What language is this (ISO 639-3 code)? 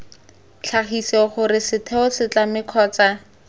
tsn